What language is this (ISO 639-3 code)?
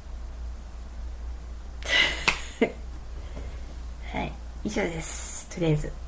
jpn